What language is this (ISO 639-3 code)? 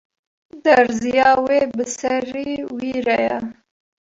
kur